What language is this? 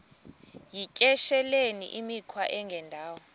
Xhosa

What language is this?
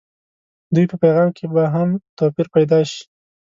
Pashto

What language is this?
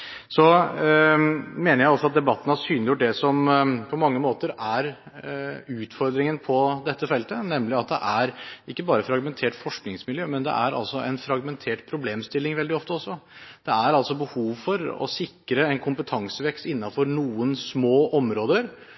Norwegian Bokmål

